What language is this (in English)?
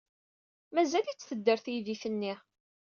Kabyle